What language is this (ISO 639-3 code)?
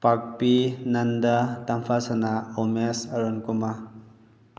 mni